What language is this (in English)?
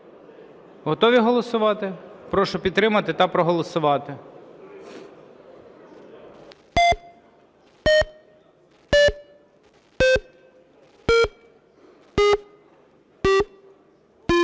Ukrainian